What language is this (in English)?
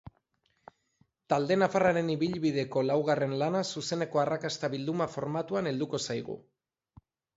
Basque